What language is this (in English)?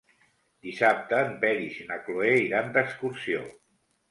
Catalan